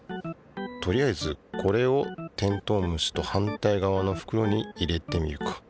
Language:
Japanese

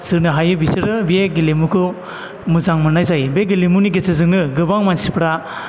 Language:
Bodo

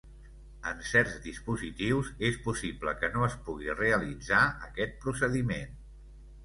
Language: Catalan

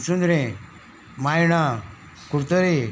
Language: Konkani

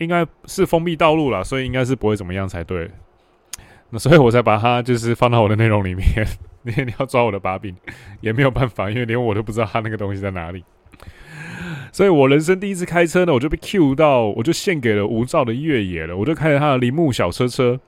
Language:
Chinese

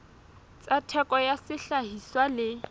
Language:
Southern Sotho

